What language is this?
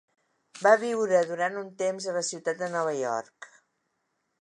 Catalan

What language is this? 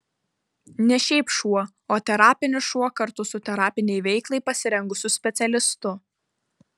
Lithuanian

